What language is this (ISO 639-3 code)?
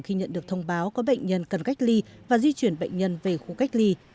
vie